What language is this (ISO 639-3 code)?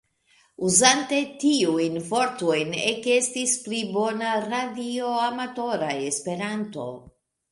epo